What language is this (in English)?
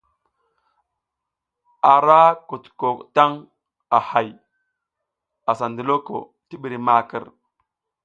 South Giziga